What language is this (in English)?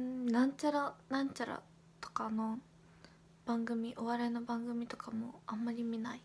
Japanese